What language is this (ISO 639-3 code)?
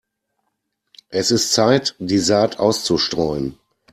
deu